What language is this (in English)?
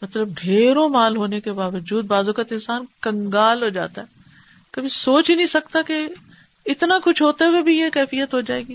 Urdu